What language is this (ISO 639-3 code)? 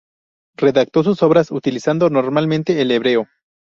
spa